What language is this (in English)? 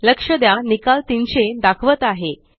Marathi